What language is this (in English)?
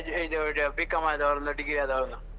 Kannada